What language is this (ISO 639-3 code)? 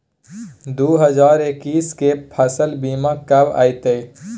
mai